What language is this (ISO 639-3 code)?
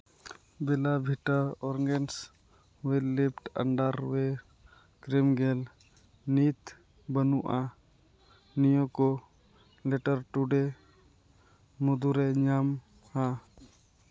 sat